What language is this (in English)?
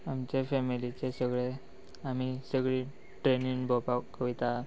Konkani